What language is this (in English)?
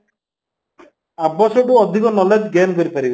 Odia